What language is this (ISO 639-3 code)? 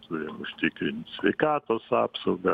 lit